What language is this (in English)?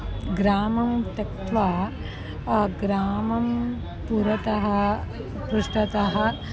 Sanskrit